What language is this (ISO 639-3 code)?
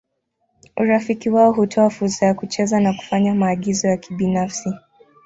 swa